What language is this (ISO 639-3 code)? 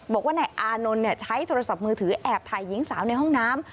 tha